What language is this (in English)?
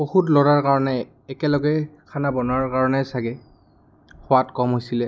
Assamese